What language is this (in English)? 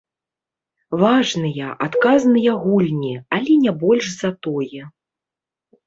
Belarusian